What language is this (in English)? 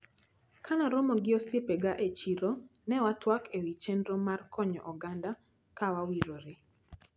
Luo (Kenya and Tanzania)